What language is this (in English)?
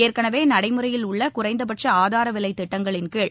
Tamil